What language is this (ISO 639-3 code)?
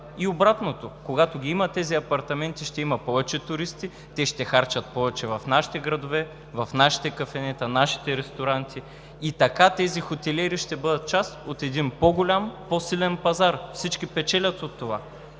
bul